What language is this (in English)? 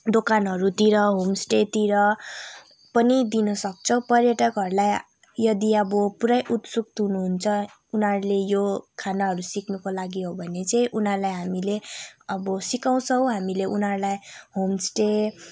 Nepali